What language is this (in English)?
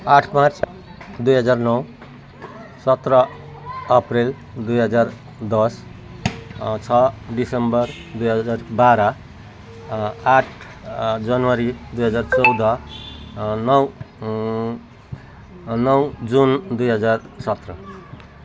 Nepali